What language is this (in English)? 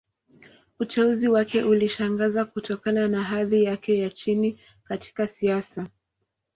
Swahili